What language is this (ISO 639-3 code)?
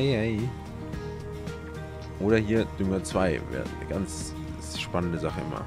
deu